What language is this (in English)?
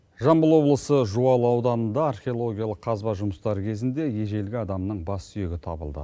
Kazakh